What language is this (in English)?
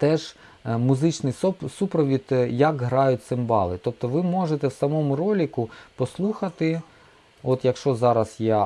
Ukrainian